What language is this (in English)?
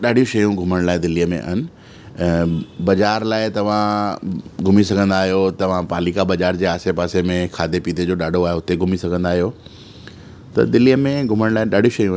Sindhi